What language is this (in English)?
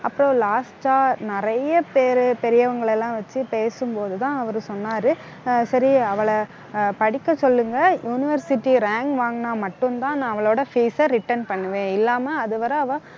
Tamil